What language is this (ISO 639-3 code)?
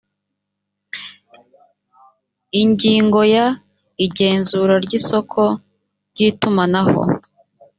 kin